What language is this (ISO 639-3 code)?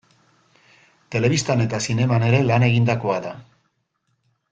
eus